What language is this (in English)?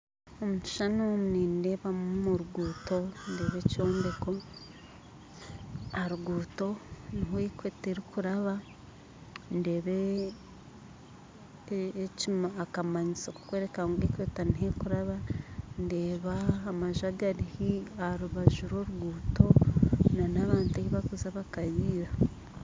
Nyankole